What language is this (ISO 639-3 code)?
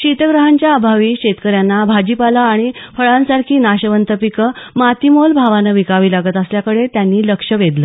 mar